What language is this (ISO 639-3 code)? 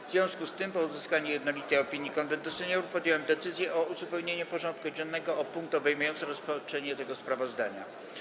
pol